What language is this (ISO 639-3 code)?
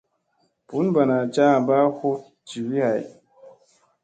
mse